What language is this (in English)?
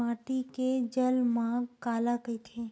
Chhattisgarhi